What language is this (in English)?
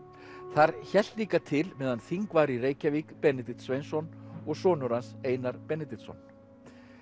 Icelandic